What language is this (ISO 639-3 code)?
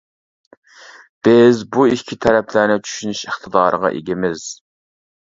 uig